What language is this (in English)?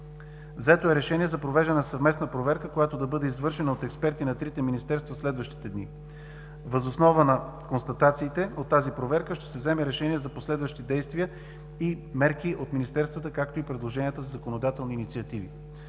Bulgarian